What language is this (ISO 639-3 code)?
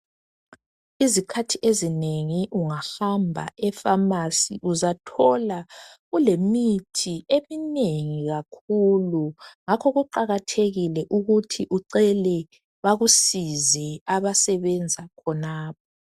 nde